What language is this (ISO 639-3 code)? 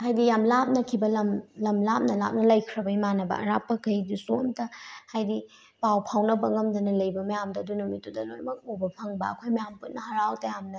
mni